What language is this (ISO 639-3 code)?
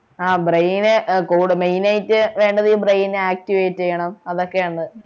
mal